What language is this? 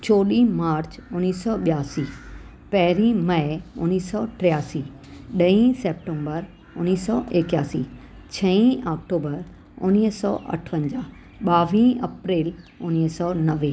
Sindhi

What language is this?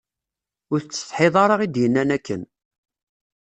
Kabyle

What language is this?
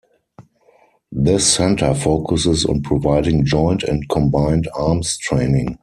English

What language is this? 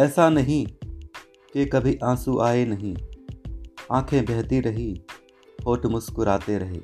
Hindi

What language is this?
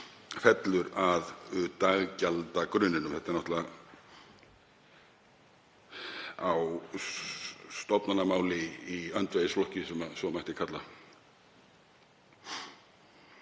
Icelandic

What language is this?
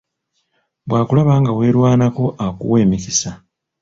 Ganda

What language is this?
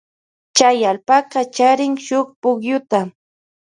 Loja Highland Quichua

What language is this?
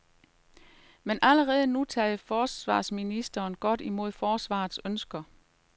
Danish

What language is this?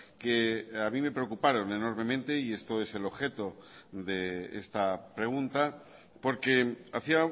Spanish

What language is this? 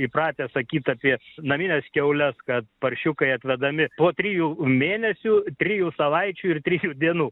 Lithuanian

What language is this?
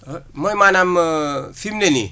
Wolof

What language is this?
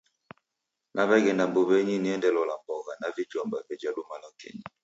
Taita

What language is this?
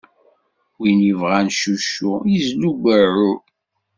Kabyle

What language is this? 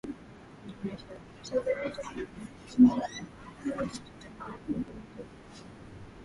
Swahili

